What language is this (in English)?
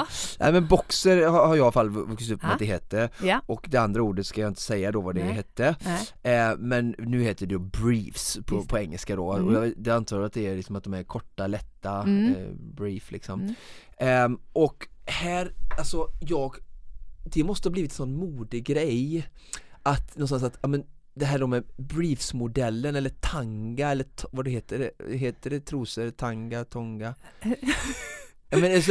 Swedish